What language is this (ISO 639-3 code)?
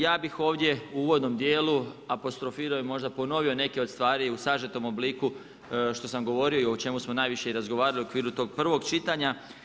hrv